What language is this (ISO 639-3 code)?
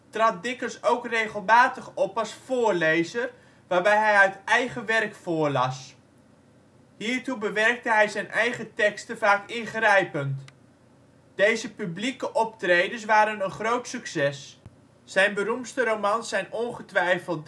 nld